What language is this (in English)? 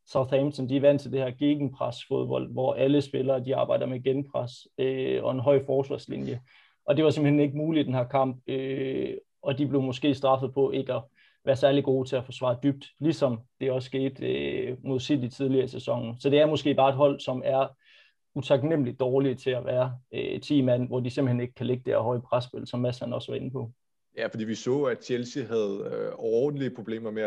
Danish